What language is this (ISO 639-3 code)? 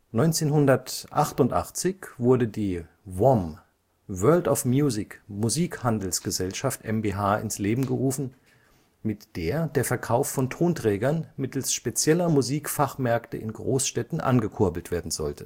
deu